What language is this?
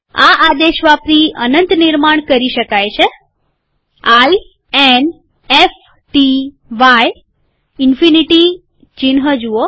Gujarati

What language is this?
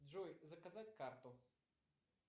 Russian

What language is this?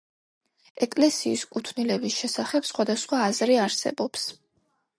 Georgian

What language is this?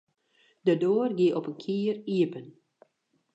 Western Frisian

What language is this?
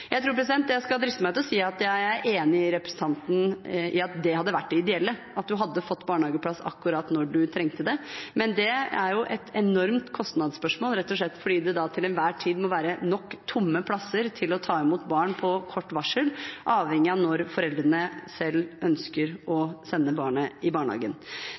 Norwegian Bokmål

